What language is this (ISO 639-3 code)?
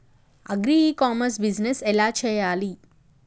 tel